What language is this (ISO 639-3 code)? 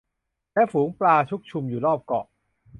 tha